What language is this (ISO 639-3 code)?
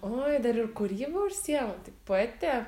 lit